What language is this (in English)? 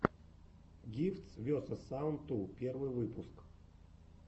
Russian